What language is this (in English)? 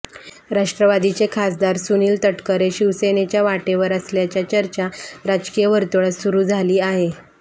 Marathi